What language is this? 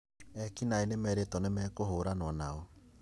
Kikuyu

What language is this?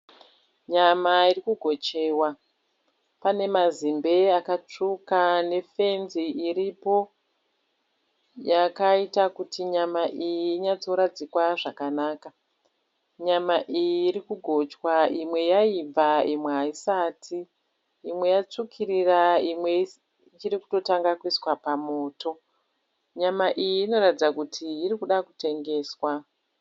Shona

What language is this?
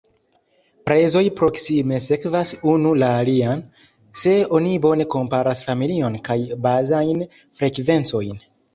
Esperanto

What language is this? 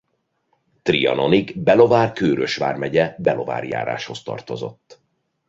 Hungarian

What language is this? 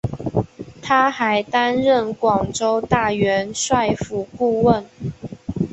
Chinese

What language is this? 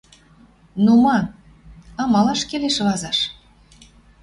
Western Mari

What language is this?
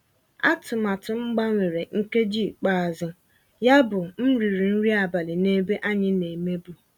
Igbo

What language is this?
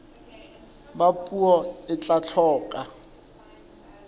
Southern Sotho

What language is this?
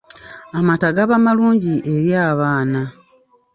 Ganda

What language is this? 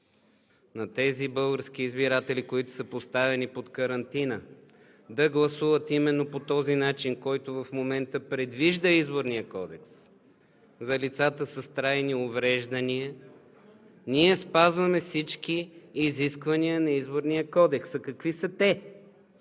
Bulgarian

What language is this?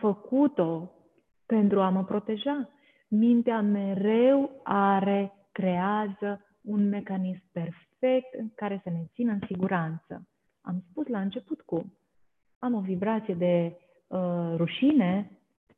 Romanian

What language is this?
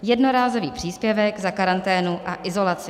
Czech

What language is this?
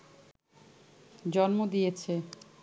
Bangla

